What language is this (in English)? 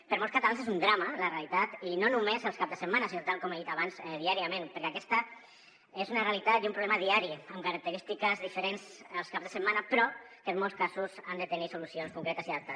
Catalan